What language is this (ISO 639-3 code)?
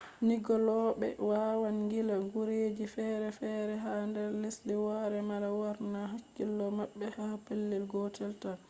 ful